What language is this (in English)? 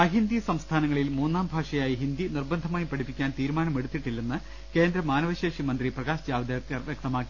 Malayalam